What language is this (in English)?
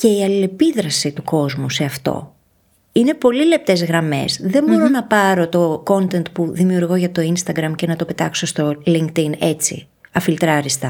Greek